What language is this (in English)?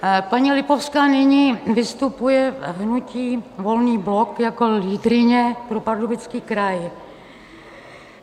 Czech